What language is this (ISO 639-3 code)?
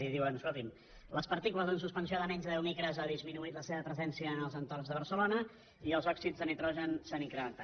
cat